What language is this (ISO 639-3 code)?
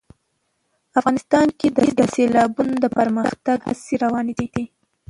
pus